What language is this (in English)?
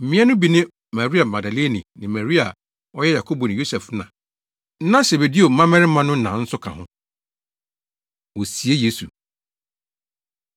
Akan